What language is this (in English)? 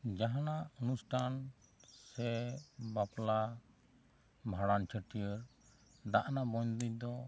Santali